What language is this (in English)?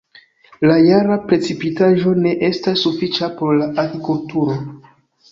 Esperanto